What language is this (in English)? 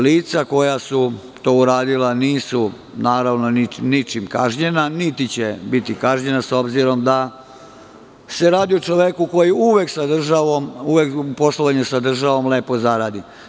Serbian